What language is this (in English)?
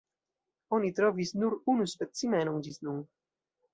Esperanto